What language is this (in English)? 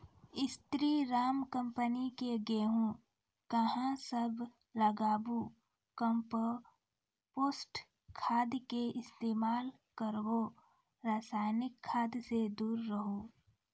Maithili